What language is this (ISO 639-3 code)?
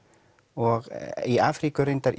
isl